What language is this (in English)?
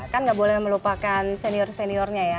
Indonesian